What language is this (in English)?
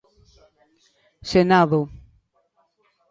Galician